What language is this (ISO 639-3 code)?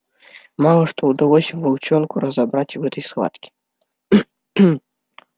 rus